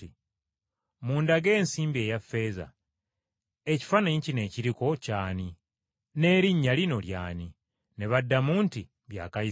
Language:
Ganda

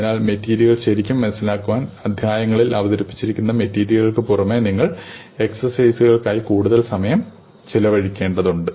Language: Malayalam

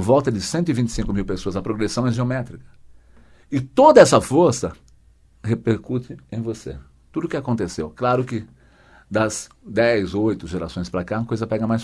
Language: Portuguese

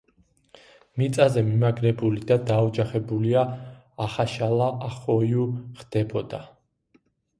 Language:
Georgian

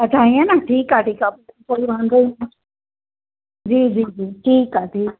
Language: Sindhi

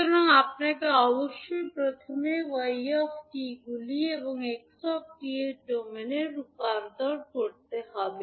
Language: Bangla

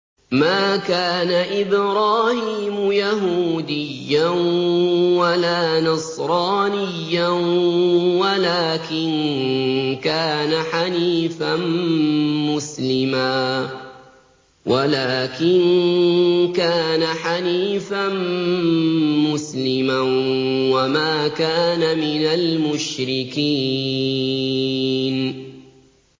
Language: Arabic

